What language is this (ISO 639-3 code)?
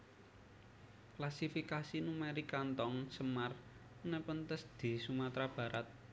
jav